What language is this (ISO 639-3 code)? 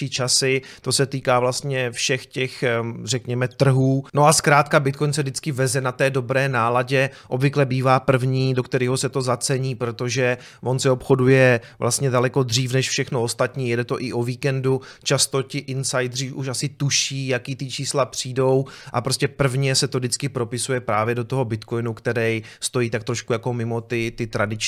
ces